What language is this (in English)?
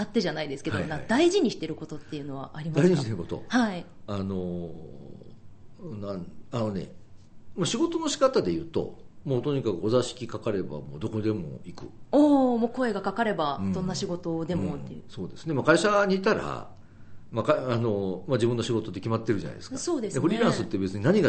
Japanese